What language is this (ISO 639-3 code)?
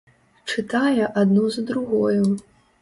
bel